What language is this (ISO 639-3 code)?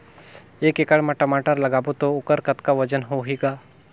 hne